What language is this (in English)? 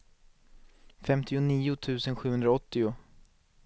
Swedish